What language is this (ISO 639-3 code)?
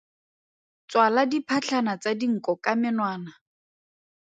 tsn